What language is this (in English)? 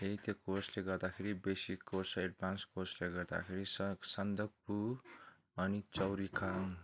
Nepali